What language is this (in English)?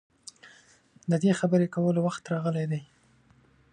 Pashto